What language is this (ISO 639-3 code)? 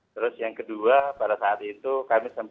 ind